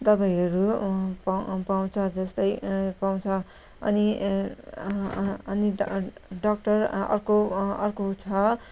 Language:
Nepali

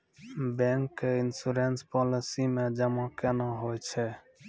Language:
Maithili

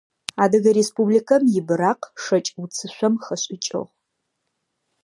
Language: Adyghe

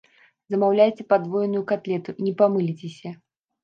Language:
Belarusian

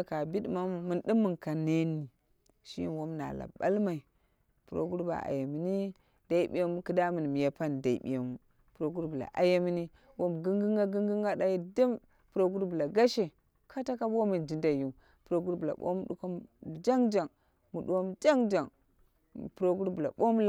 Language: Dera (Nigeria)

